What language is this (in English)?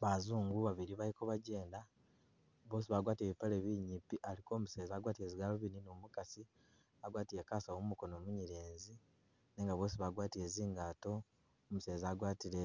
Masaaba